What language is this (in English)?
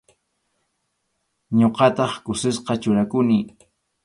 Arequipa-La Unión Quechua